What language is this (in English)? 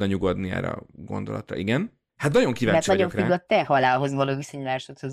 Hungarian